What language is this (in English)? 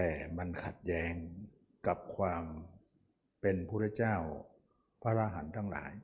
Thai